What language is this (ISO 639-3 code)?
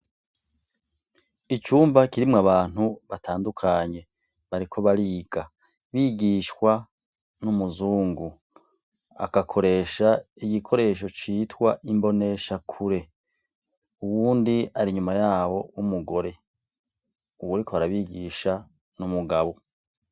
run